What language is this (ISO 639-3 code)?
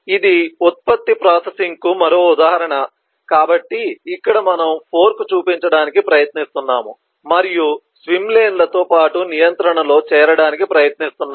tel